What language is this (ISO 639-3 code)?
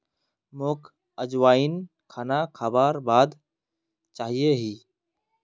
mag